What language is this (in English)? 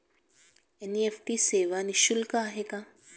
Marathi